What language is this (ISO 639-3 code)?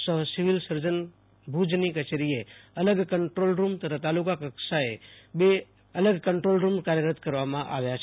guj